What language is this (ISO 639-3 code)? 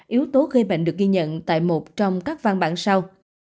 vie